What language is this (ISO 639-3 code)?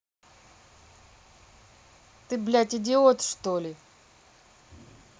rus